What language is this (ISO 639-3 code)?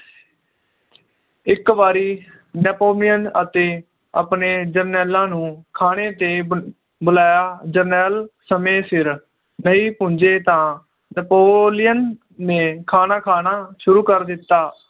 pan